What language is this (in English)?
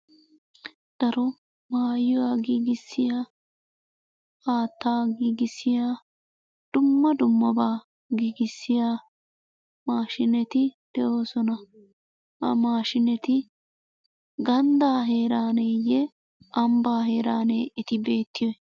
Wolaytta